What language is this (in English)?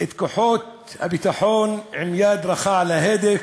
Hebrew